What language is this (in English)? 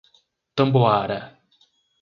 Portuguese